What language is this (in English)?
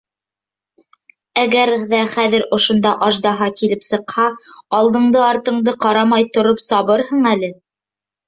Bashkir